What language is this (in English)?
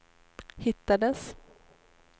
Swedish